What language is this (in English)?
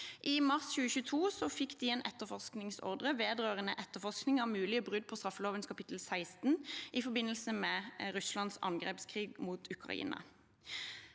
Norwegian